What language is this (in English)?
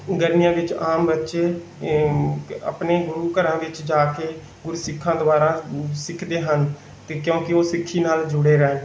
Punjabi